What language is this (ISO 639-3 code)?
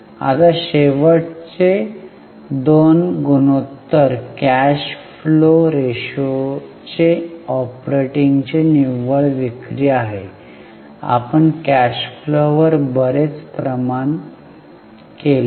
mar